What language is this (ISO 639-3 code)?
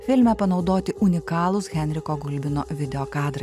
lit